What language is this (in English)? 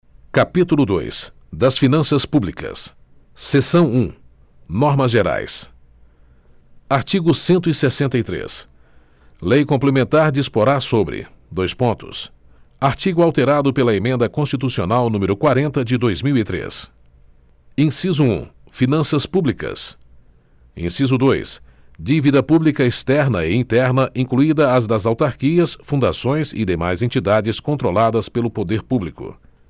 Portuguese